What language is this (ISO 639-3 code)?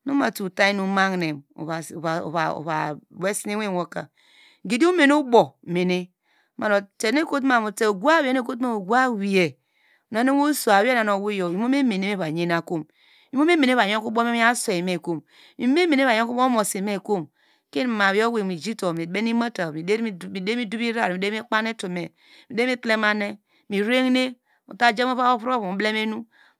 deg